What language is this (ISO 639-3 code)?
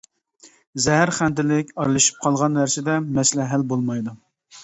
uig